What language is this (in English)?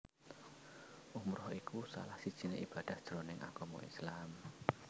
Javanese